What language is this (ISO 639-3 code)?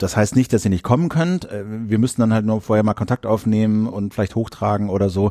deu